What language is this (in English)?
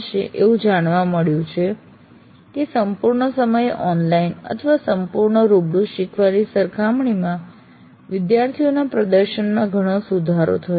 Gujarati